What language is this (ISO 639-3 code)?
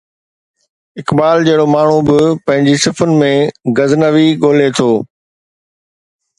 snd